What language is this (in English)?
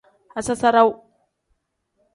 Tem